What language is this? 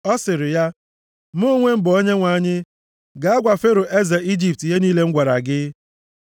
Igbo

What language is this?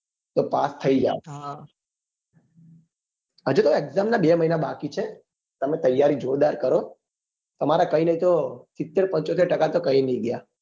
Gujarati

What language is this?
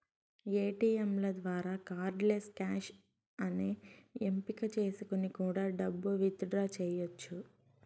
Telugu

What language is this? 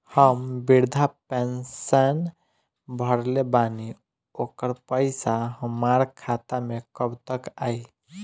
Bhojpuri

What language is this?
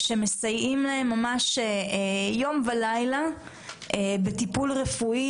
Hebrew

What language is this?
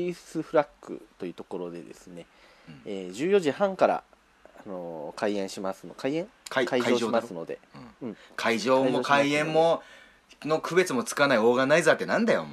Japanese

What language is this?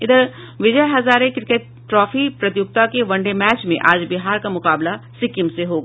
Hindi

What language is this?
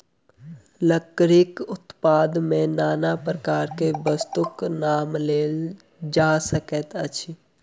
Maithili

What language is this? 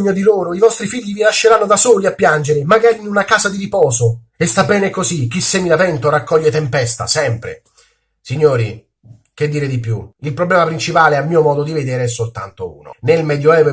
Italian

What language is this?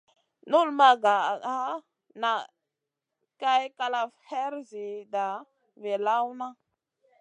Masana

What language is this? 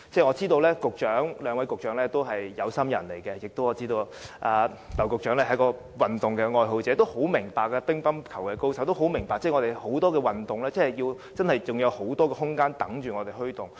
Cantonese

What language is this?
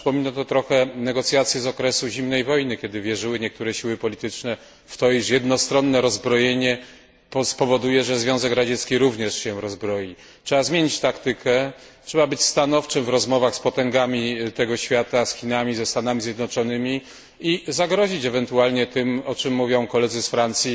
Polish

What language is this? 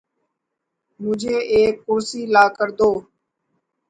Urdu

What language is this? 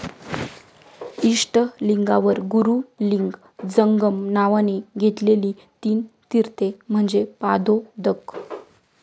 Marathi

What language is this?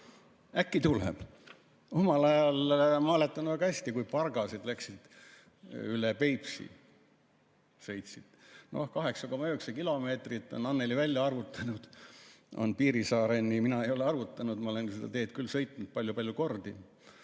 Estonian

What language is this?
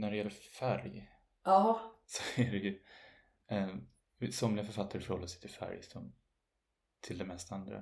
Swedish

